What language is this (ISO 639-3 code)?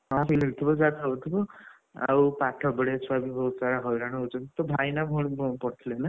ori